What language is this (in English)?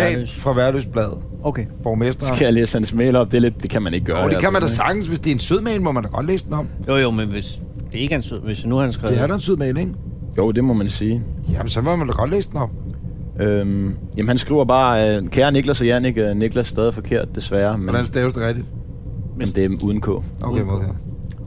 Danish